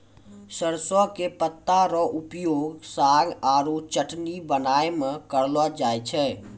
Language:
Maithili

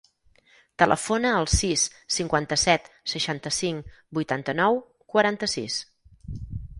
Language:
Catalan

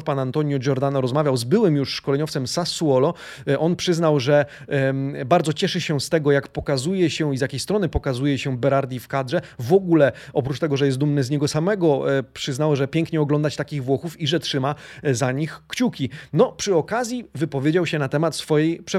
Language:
Polish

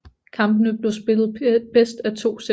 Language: Danish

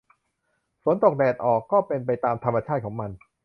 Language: Thai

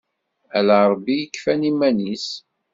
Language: Kabyle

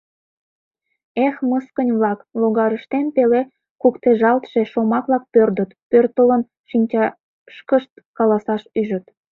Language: Mari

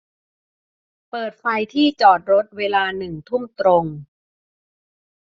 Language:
Thai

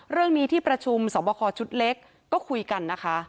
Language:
Thai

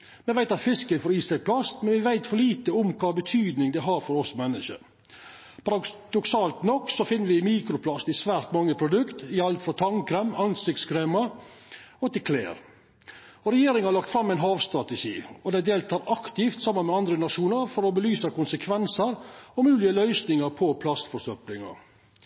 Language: Norwegian Nynorsk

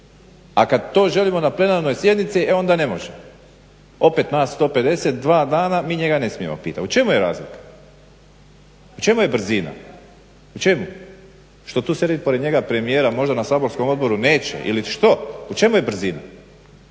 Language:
Croatian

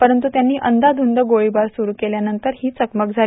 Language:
Marathi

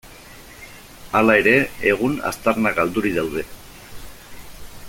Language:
Basque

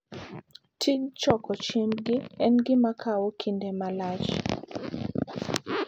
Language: Luo (Kenya and Tanzania)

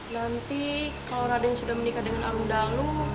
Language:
Indonesian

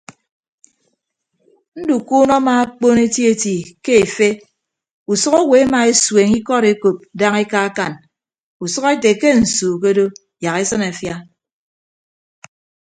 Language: Ibibio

